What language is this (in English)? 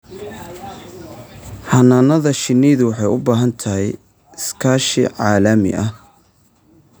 Somali